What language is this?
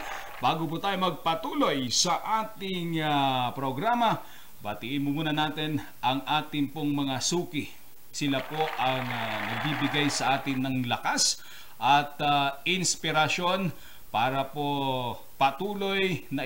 Filipino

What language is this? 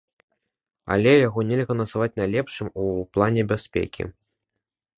Belarusian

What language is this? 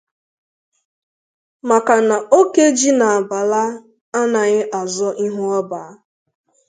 Igbo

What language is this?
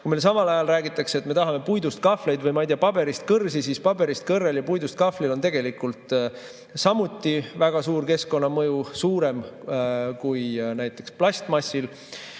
Estonian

